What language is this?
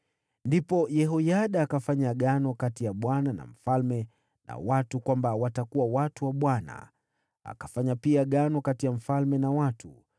Swahili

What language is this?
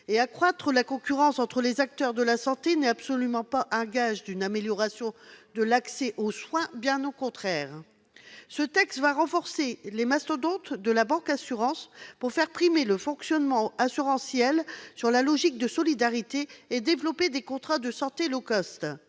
French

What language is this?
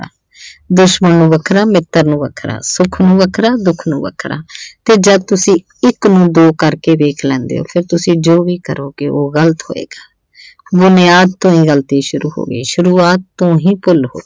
Punjabi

